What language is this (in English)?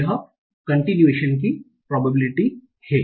Hindi